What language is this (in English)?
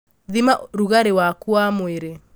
Kikuyu